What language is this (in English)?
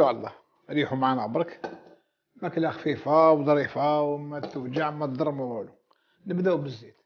Arabic